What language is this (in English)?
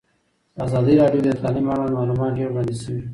Pashto